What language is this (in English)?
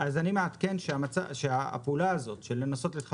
Hebrew